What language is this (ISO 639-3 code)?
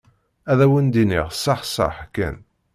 kab